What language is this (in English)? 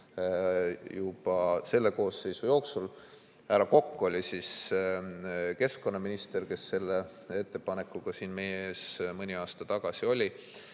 Estonian